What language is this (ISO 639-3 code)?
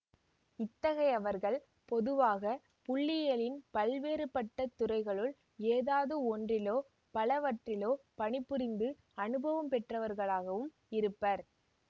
tam